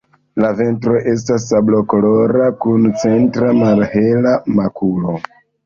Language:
Esperanto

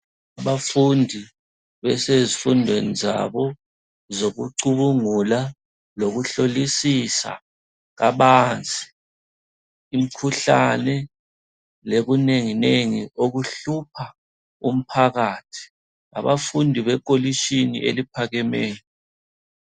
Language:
North Ndebele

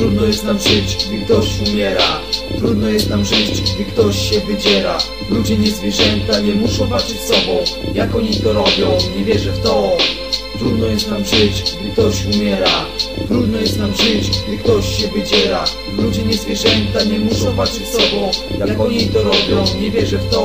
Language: Polish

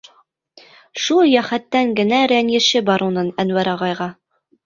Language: Bashkir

